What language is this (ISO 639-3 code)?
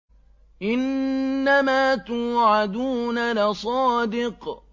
ara